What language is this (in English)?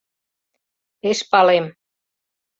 Mari